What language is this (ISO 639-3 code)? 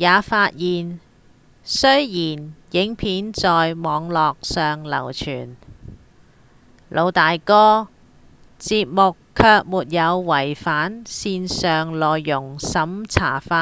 yue